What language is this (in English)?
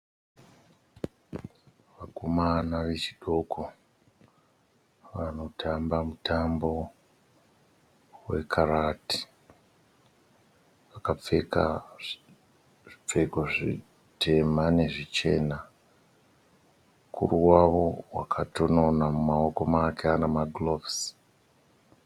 Shona